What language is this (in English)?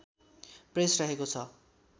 Nepali